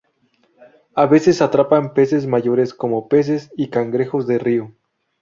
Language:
Spanish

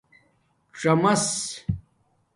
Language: Domaaki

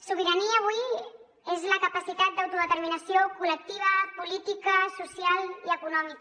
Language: Catalan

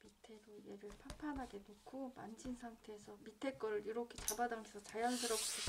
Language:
Korean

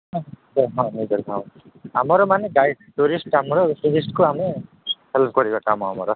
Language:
Odia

